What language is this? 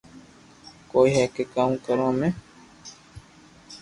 Loarki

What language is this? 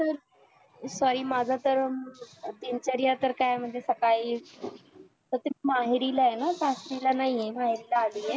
Marathi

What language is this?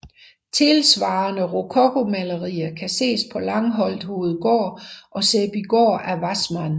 Danish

